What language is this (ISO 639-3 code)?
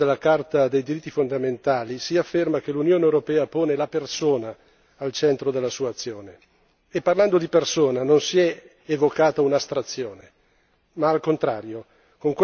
ita